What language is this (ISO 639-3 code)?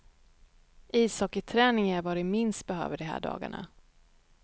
swe